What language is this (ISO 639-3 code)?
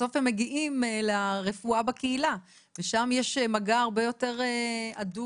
heb